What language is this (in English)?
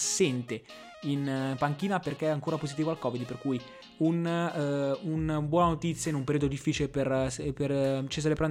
Italian